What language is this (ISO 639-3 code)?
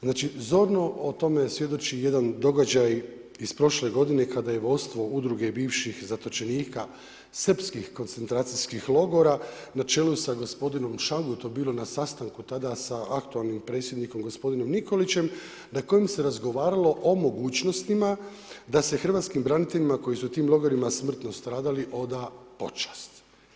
hrv